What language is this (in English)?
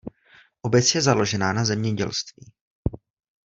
Czech